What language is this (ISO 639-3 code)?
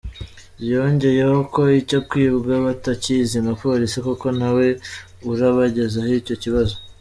kin